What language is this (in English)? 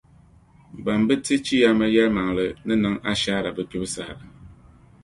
Dagbani